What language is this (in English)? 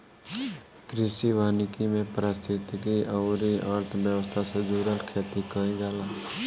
Bhojpuri